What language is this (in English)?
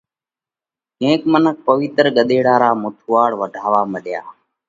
Parkari Koli